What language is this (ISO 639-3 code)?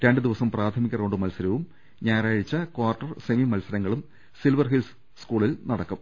mal